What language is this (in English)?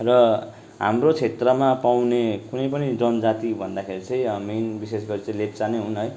Nepali